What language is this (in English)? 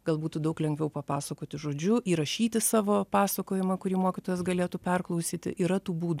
Lithuanian